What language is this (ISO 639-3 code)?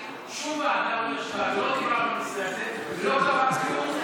heb